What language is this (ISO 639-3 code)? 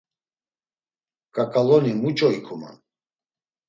lzz